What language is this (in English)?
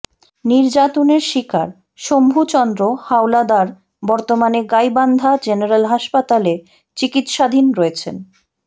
Bangla